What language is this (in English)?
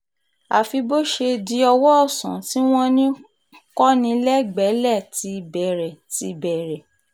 Yoruba